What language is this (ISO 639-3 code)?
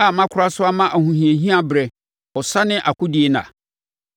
aka